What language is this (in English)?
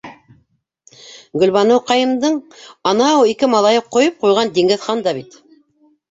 Bashkir